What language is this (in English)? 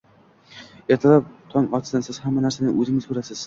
Uzbek